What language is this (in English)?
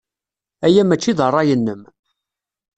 Kabyle